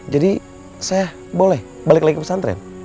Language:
Indonesian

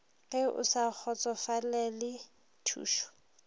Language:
Northern Sotho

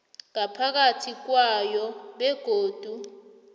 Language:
South Ndebele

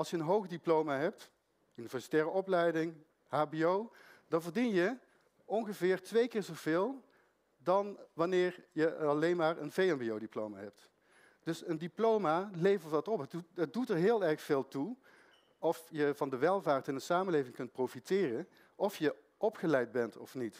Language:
Dutch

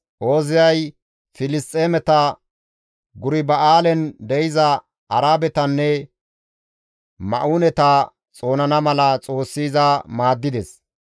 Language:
Gamo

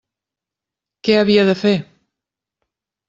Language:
Catalan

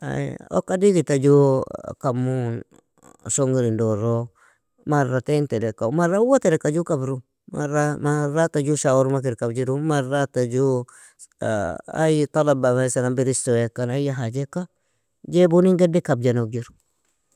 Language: Nobiin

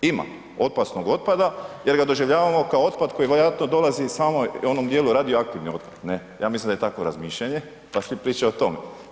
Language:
Croatian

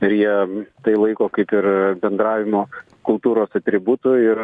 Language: Lithuanian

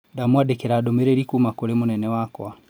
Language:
Kikuyu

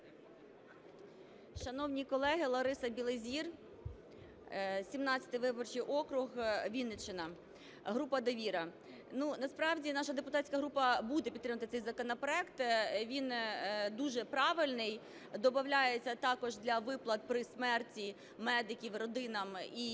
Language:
Ukrainian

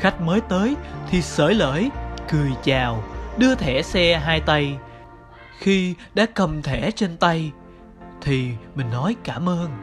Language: Vietnamese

